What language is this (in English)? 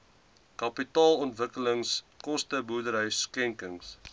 Afrikaans